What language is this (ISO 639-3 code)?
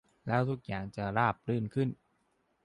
tha